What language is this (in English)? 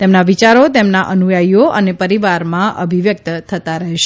Gujarati